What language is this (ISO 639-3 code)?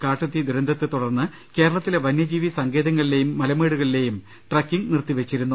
mal